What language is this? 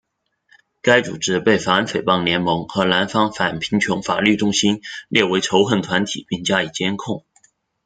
Chinese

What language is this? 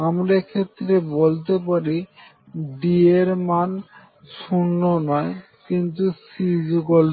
Bangla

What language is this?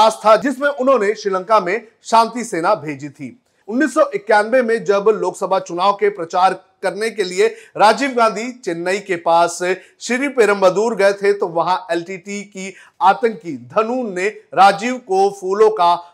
Hindi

